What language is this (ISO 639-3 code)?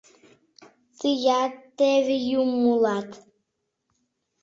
chm